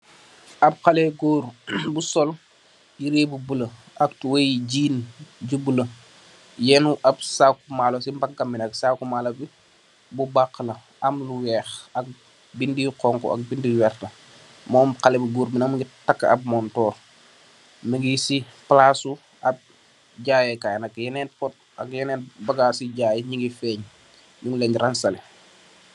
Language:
Wolof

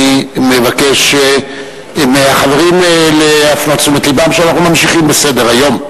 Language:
Hebrew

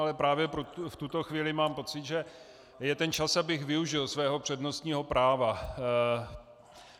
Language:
Czech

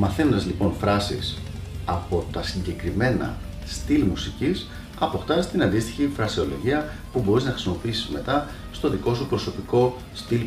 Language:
Greek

